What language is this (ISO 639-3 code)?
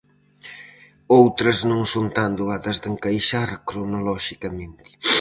glg